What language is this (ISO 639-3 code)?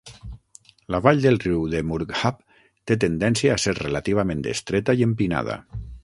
cat